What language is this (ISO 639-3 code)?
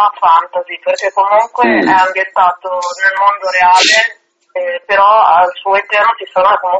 ita